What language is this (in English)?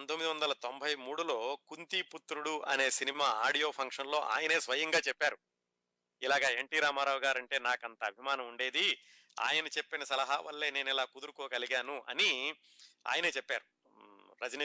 Telugu